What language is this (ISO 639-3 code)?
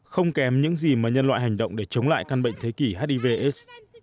vie